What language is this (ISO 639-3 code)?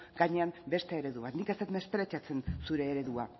eus